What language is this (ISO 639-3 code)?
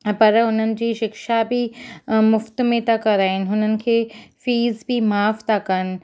snd